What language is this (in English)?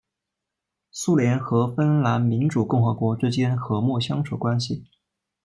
Chinese